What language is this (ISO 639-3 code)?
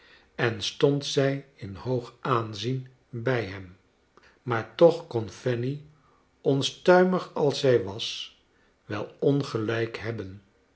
nld